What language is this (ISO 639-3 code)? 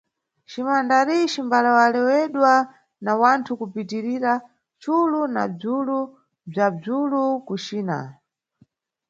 nyu